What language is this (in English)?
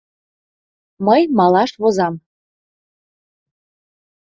Mari